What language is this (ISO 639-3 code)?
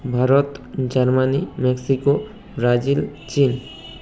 ben